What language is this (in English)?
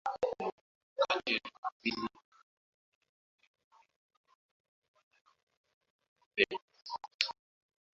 Swahili